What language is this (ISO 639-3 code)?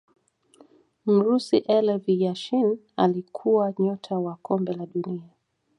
swa